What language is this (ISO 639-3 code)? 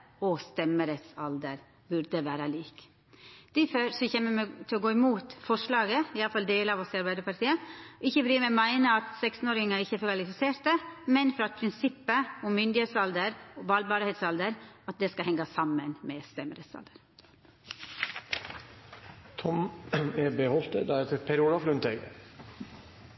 nno